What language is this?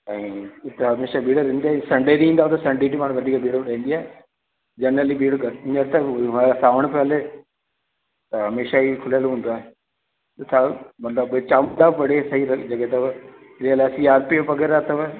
Sindhi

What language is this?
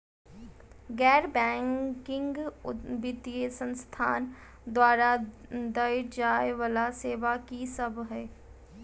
Maithili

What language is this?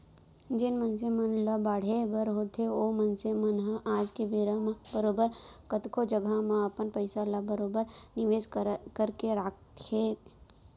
Chhattisgarhi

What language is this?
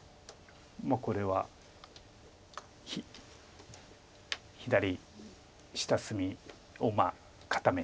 Japanese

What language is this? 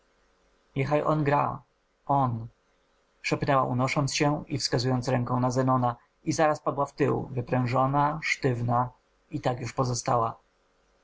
Polish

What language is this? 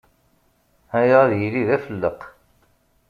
Kabyle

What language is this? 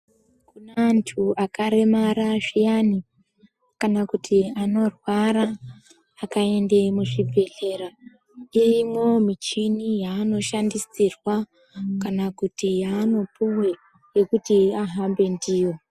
Ndau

